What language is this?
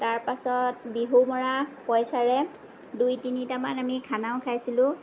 Assamese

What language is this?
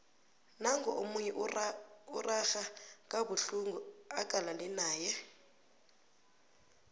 South Ndebele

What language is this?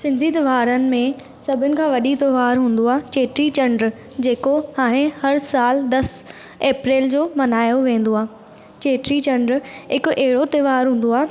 Sindhi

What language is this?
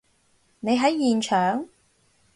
Cantonese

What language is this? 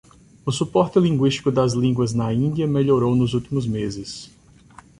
Portuguese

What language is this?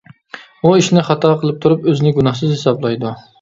Uyghur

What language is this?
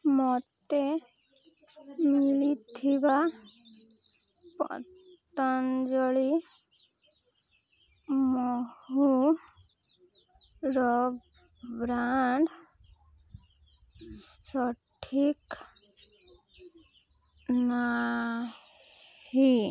Odia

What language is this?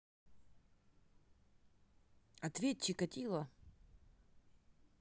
Russian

